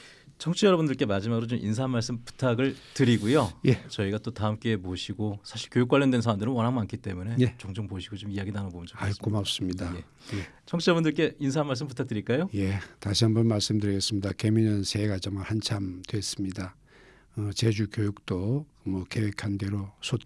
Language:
Korean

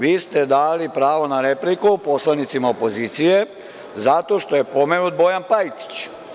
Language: Serbian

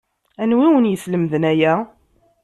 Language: Kabyle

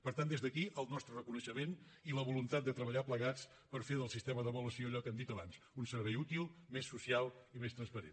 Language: Catalan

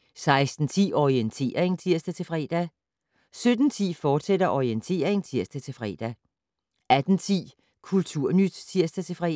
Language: Danish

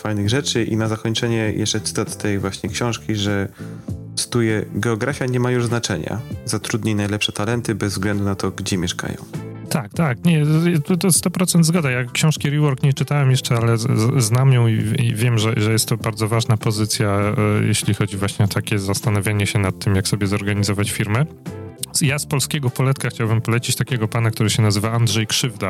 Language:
Polish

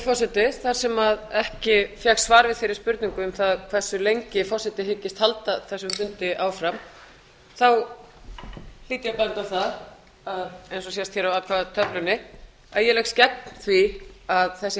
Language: Icelandic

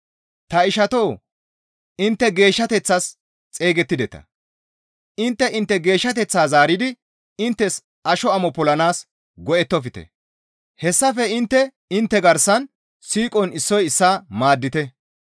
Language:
Gamo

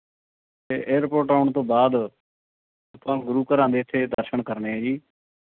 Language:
Punjabi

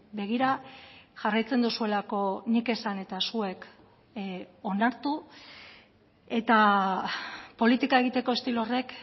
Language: Basque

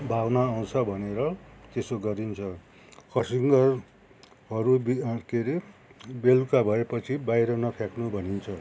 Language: Nepali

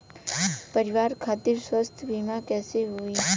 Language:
Bhojpuri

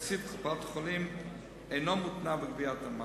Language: Hebrew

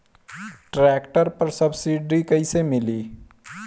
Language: Bhojpuri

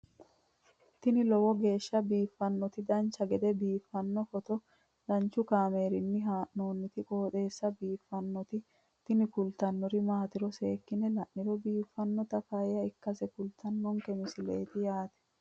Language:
Sidamo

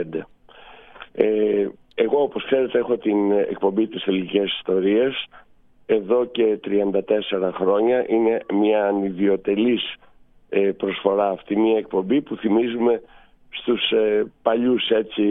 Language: Greek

